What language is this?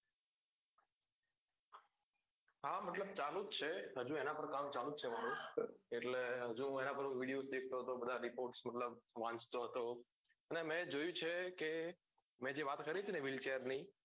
Gujarati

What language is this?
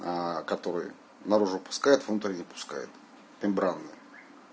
Russian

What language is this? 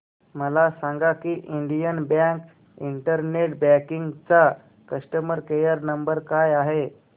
Marathi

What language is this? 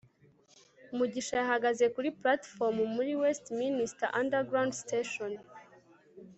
Kinyarwanda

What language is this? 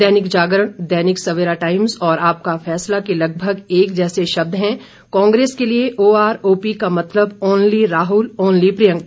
Hindi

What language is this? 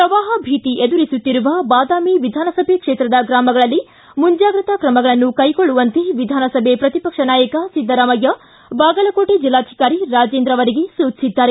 Kannada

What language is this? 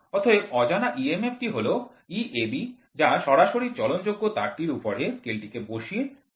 Bangla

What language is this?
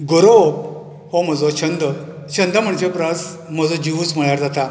Konkani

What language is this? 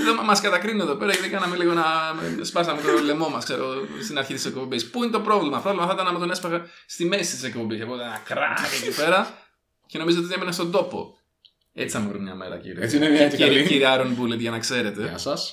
Greek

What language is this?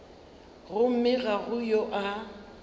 Northern Sotho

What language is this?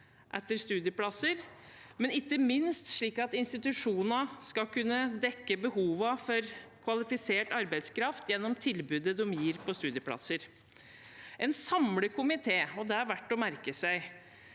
Norwegian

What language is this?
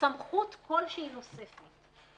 Hebrew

